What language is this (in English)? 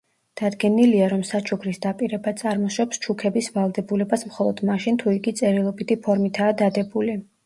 Georgian